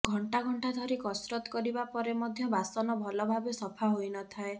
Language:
Odia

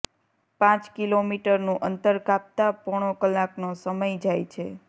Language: Gujarati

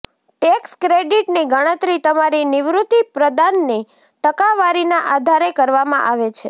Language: Gujarati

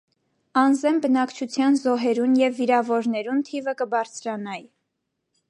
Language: Armenian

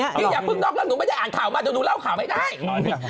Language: Thai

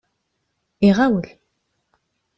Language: Kabyle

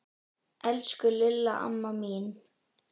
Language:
Icelandic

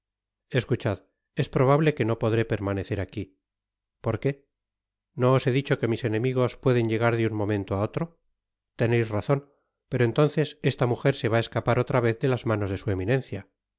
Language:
Spanish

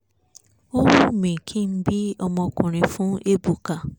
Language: Yoruba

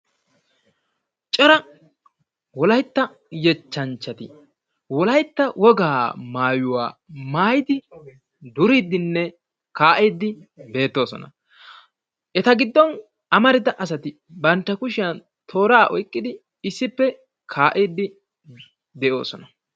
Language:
Wolaytta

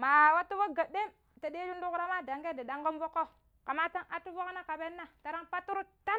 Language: Pero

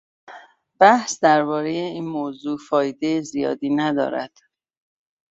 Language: Persian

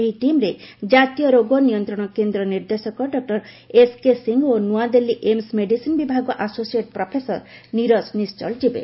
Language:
Odia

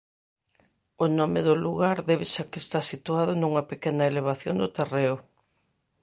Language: Galician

